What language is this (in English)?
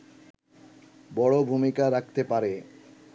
Bangla